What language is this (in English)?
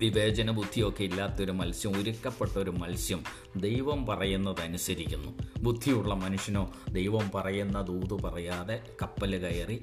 Malayalam